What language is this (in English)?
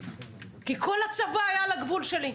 Hebrew